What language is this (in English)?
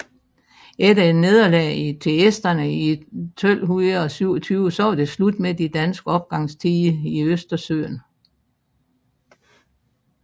Danish